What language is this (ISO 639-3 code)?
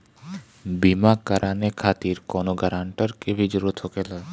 bho